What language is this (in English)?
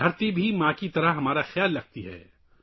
Urdu